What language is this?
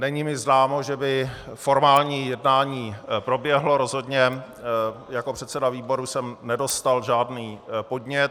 Czech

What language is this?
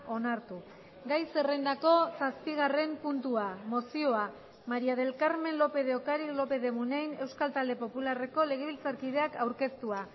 Basque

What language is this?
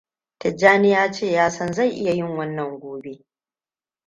Hausa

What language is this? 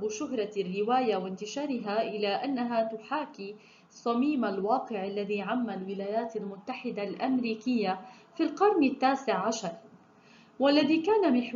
Arabic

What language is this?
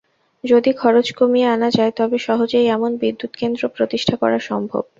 Bangla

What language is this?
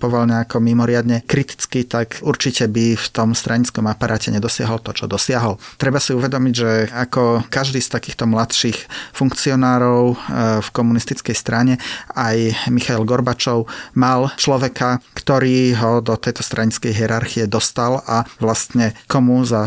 Slovak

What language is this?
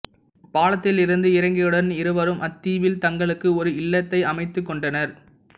Tamil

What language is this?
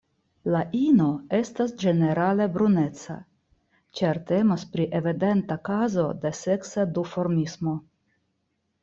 Esperanto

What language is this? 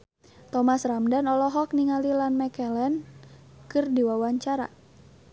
Sundanese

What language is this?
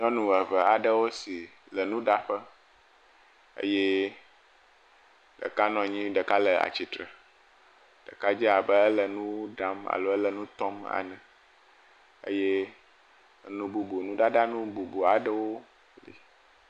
Ewe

